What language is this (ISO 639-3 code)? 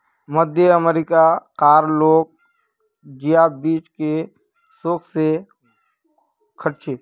mag